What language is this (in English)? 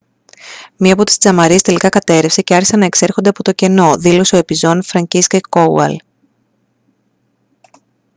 Greek